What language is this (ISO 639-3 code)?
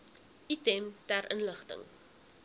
afr